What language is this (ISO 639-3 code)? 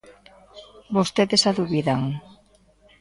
glg